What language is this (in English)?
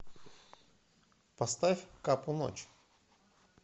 Russian